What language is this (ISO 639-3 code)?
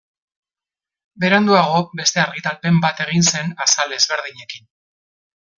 eus